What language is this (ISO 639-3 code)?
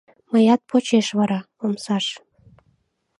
chm